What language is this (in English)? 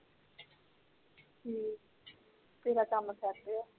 Punjabi